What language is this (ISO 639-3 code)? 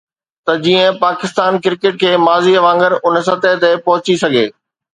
snd